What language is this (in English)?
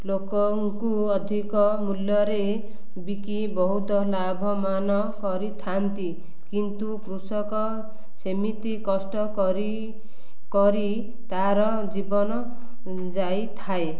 Odia